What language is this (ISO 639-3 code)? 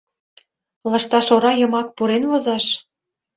chm